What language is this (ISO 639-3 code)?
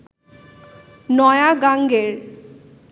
ben